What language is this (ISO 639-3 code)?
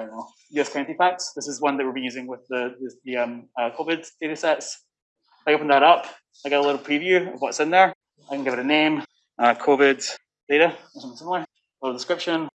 eng